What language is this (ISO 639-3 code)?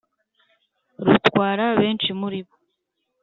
kin